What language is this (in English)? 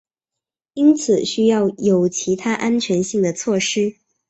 Chinese